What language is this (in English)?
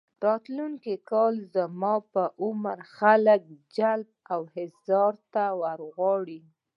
Pashto